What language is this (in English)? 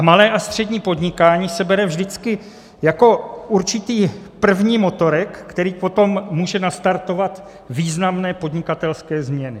Czech